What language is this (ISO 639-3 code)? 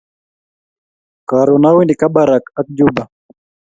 kln